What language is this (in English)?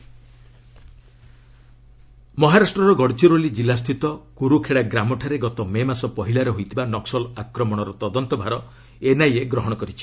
Odia